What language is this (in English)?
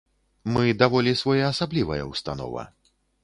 Belarusian